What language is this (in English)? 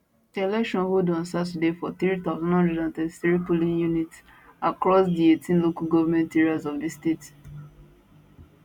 Nigerian Pidgin